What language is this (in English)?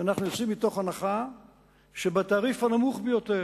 Hebrew